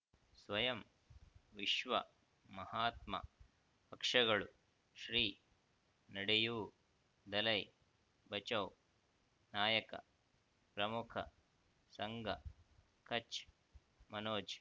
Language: Kannada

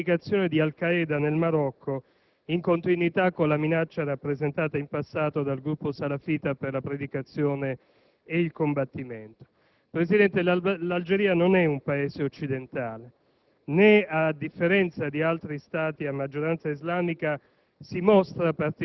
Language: Italian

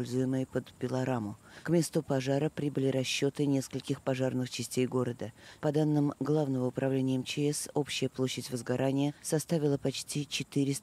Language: Russian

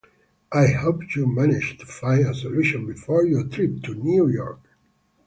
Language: English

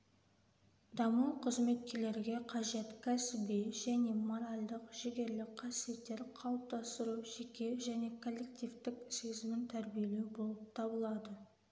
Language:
Kazakh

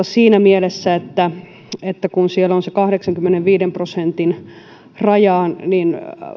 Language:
Finnish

